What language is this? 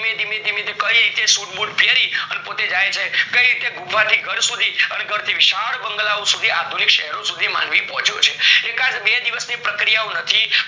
Gujarati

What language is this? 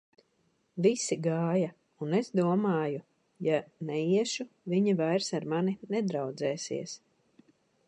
Latvian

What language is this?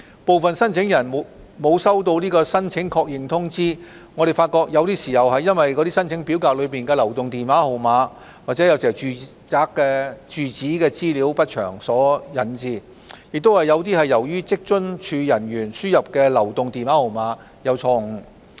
Cantonese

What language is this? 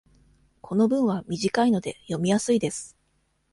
Japanese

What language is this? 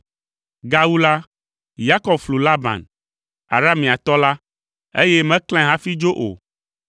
Ewe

